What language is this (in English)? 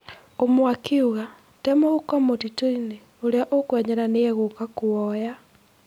Kikuyu